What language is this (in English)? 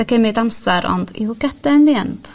Welsh